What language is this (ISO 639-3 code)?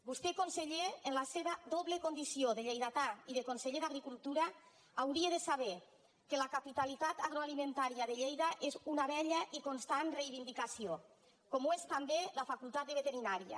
cat